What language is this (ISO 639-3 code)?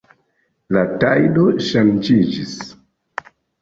epo